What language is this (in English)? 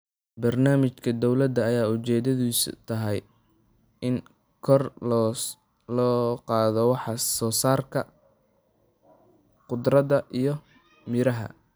Somali